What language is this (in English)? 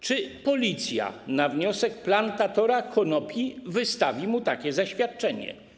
Polish